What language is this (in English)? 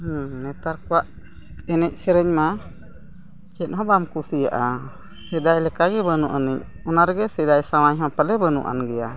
Santali